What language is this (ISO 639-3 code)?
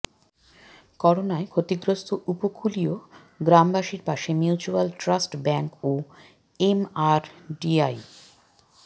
ben